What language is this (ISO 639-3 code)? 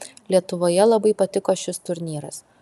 lit